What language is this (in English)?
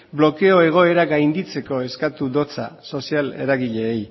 Basque